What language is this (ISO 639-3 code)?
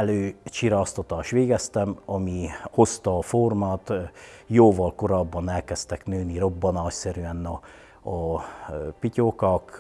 hun